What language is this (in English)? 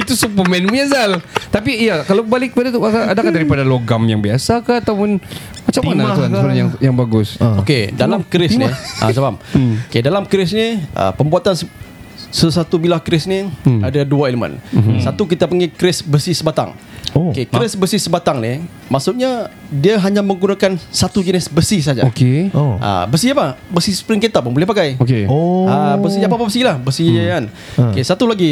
Malay